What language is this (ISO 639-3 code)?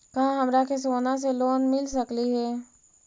mag